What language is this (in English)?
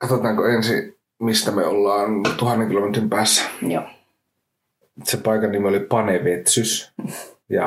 Finnish